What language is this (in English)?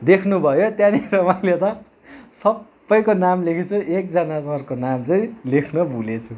Nepali